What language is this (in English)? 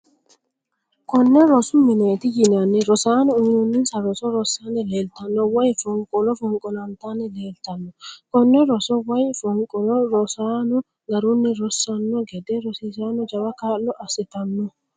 Sidamo